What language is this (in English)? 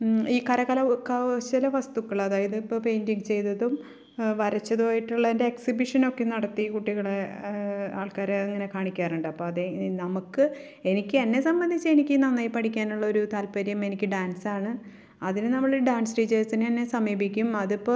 Malayalam